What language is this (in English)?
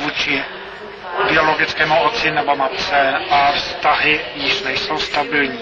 Czech